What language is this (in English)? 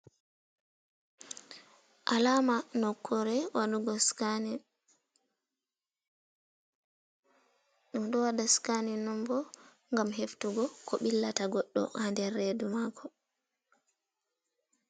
Fula